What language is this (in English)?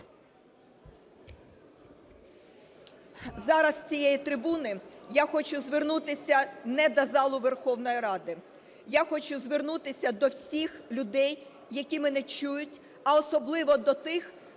Ukrainian